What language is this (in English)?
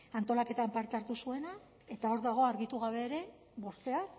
Basque